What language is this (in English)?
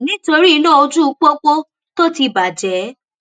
Yoruba